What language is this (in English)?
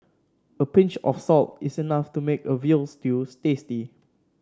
English